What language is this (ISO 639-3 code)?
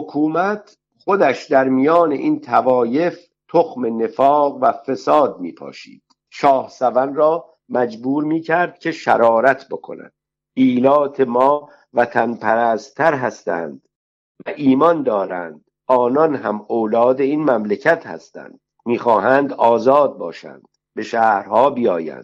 fas